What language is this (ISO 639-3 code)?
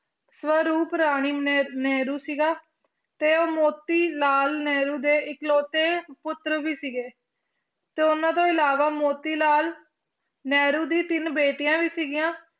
pan